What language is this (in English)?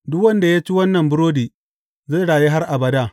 Hausa